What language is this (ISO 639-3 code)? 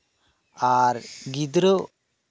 sat